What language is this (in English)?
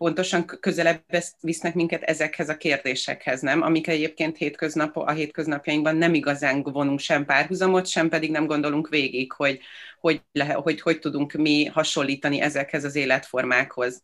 Hungarian